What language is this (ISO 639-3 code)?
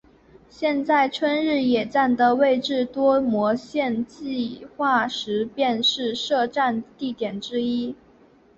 zho